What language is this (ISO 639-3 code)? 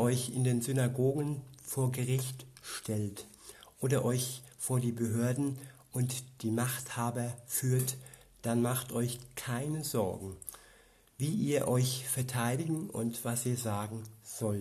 deu